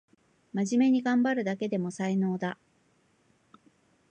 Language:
Japanese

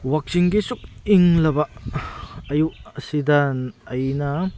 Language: Manipuri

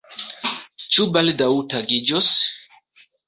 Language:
Esperanto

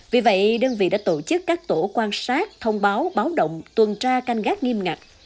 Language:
Vietnamese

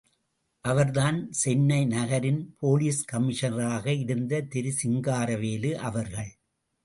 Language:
Tamil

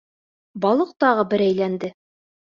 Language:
Bashkir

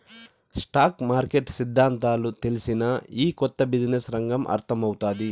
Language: Telugu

